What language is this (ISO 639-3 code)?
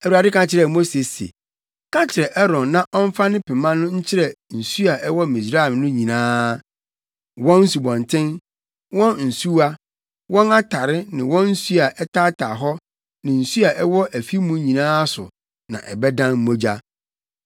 aka